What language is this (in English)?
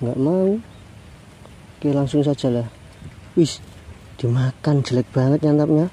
Indonesian